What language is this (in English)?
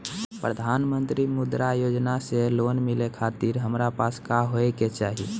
Bhojpuri